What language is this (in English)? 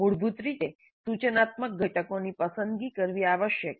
Gujarati